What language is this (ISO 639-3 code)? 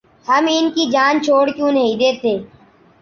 urd